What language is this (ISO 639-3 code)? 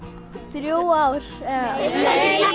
isl